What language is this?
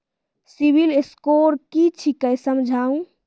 Maithili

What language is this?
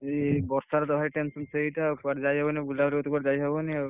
Odia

